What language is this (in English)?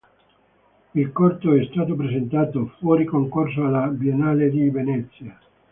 Italian